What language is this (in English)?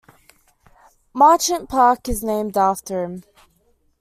English